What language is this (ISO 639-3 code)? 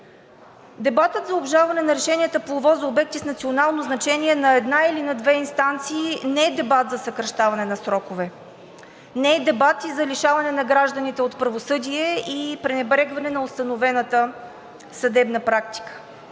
bul